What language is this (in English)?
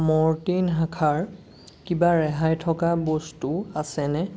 Assamese